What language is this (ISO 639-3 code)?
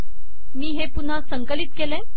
mar